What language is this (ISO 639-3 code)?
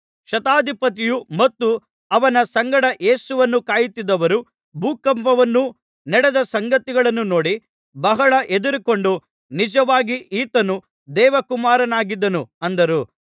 kan